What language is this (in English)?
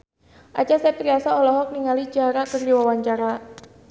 Sundanese